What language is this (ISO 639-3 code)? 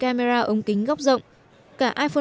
vie